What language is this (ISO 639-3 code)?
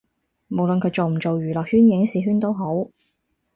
yue